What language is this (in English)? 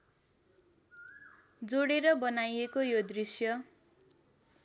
Nepali